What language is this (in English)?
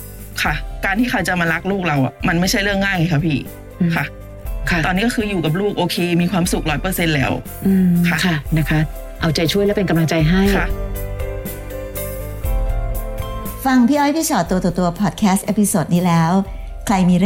Thai